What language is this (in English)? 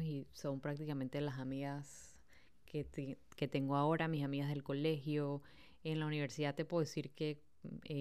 Spanish